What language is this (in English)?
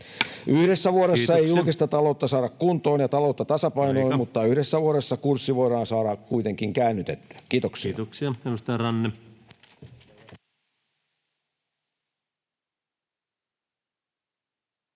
Finnish